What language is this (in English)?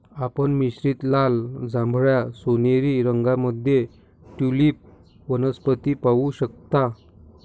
Marathi